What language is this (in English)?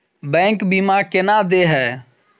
Maithili